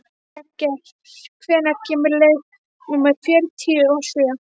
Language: Icelandic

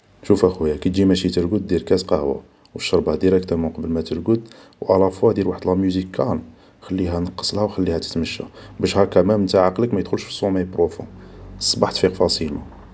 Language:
Algerian Arabic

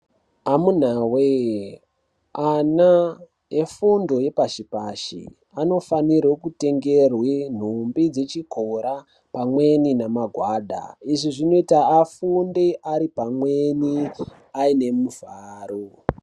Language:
Ndau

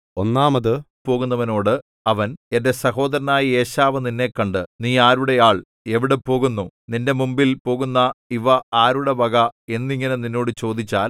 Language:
Malayalam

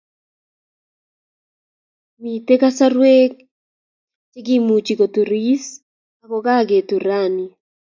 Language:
Kalenjin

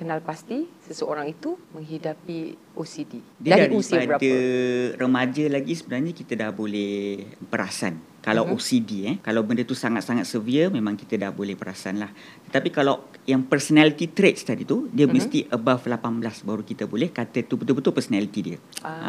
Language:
Malay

